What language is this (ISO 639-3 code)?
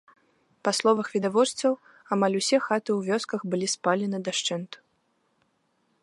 bel